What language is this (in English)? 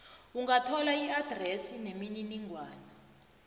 South Ndebele